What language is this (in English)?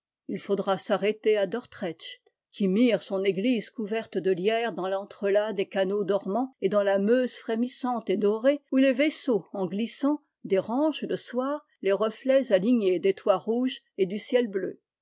French